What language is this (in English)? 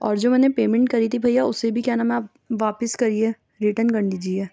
Urdu